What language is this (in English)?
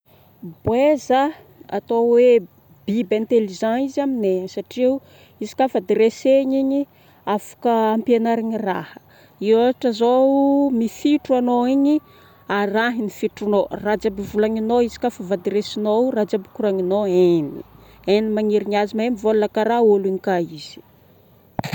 Northern Betsimisaraka Malagasy